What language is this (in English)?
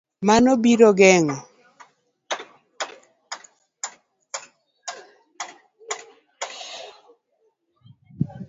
Luo (Kenya and Tanzania)